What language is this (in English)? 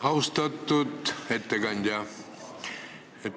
Estonian